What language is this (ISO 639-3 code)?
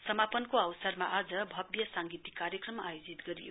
nep